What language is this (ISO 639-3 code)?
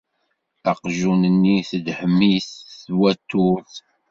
kab